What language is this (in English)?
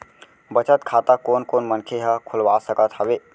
Chhattisgarhi